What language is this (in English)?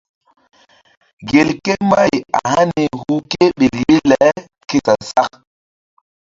Mbum